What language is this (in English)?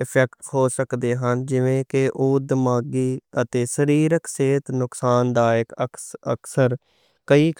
Western Panjabi